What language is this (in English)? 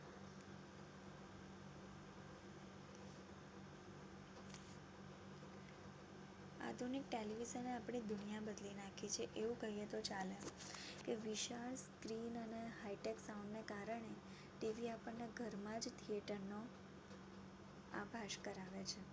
Gujarati